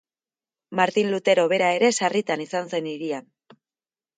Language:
Basque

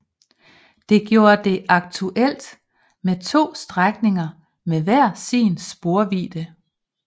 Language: Danish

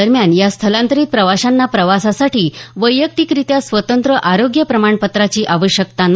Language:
Marathi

